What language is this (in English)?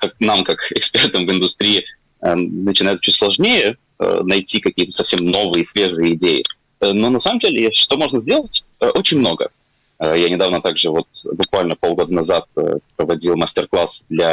Russian